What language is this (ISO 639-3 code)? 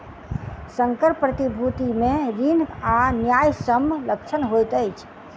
mai